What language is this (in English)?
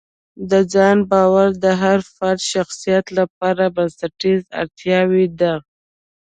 Pashto